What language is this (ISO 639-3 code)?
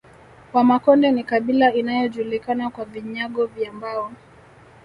swa